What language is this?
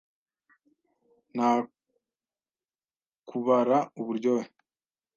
Kinyarwanda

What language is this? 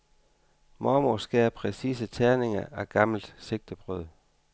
Danish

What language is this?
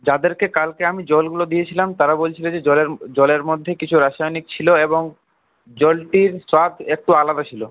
Bangla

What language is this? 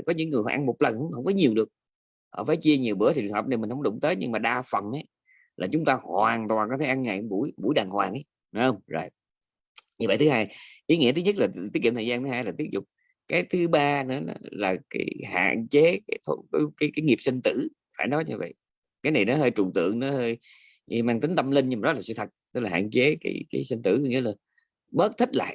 Vietnamese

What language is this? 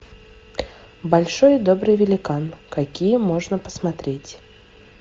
Russian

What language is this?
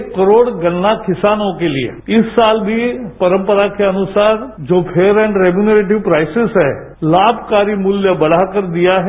Hindi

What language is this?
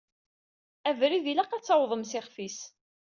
Kabyle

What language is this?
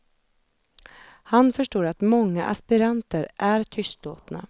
Swedish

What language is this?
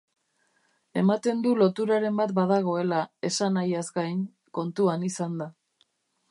Basque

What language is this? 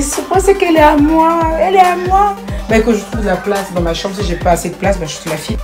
French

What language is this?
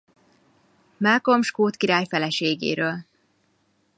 Hungarian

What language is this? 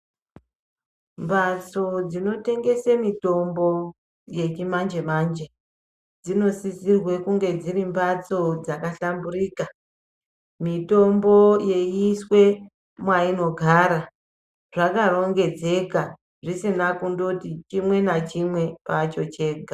Ndau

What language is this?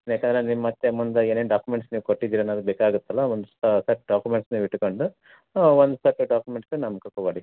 Kannada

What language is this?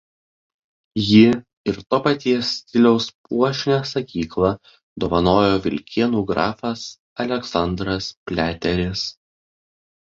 Lithuanian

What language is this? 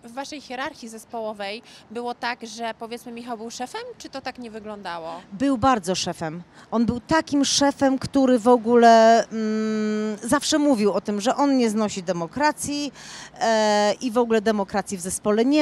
Polish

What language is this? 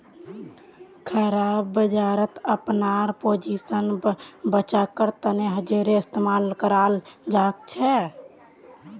Magahi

